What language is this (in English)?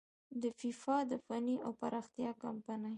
Pashto